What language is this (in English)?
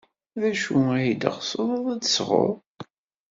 Kabyle